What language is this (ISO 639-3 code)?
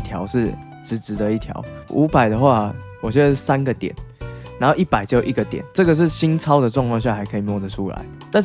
zho